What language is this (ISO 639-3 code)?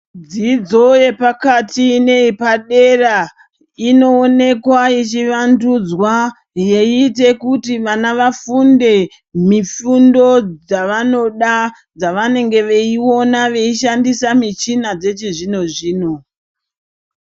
ndc